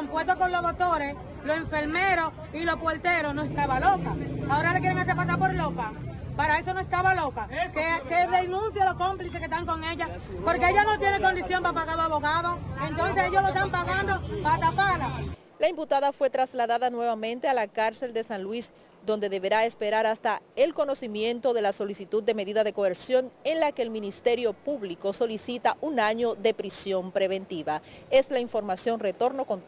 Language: Spanish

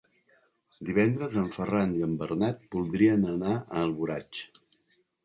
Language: Catalan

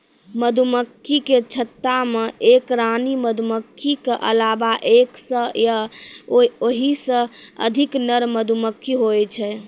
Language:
Maithili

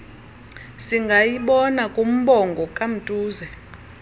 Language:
Xhosa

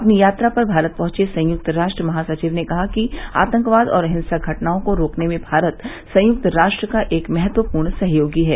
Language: Hindi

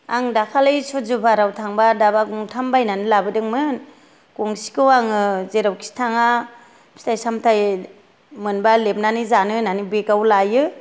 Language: Bodo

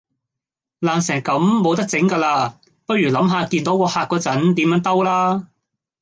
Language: Cantonese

